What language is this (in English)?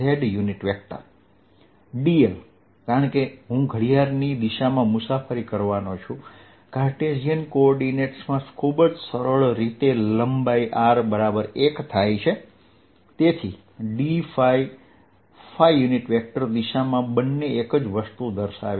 Gujarati